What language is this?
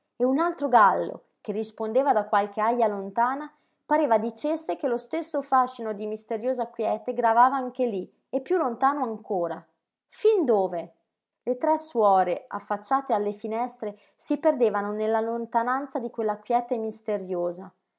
Italian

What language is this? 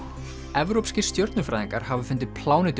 Icelandic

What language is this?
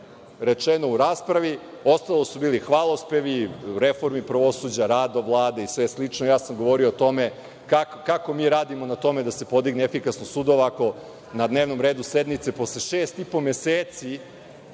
Serbian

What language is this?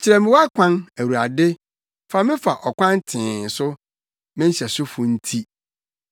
Akan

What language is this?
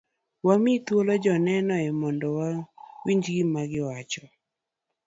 Luo (Kenya and Tanzania)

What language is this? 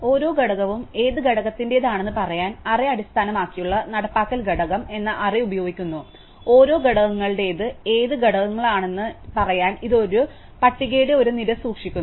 Malayalam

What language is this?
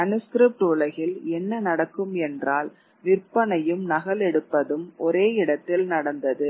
Tamil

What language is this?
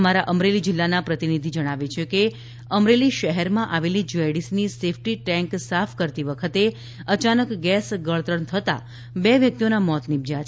Gujarati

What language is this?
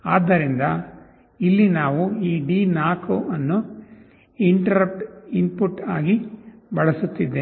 Kannada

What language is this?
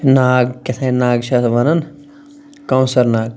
Kashmiri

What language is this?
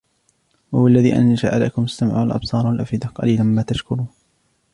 Arabic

